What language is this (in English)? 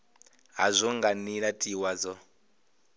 Venda